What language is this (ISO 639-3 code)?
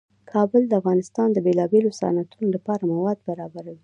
pus